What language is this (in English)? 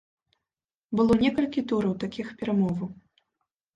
Belarusian